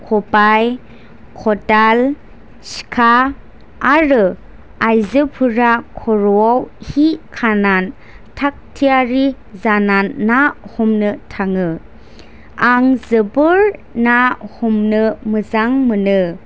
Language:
Bodo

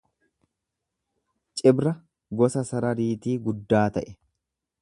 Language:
Oromo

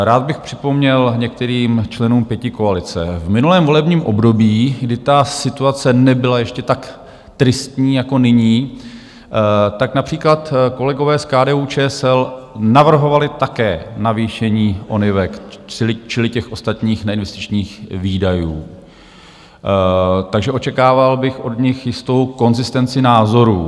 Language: Czech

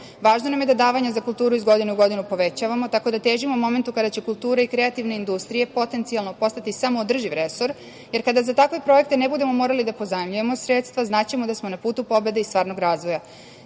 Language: Serbian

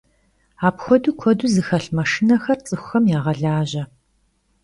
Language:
Kabardian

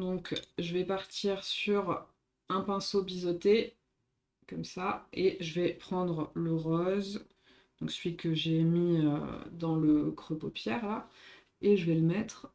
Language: French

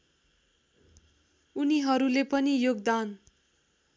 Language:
Nepali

